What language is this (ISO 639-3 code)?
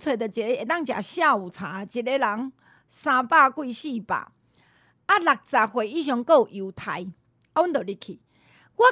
zho